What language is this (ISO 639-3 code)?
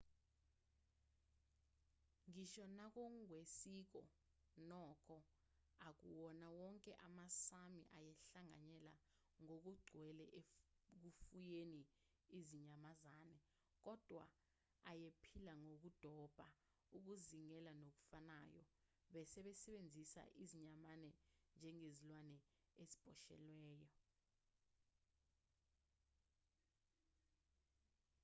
zul